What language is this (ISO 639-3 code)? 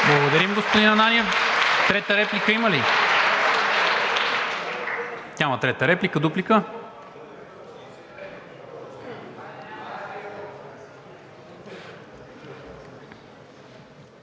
bul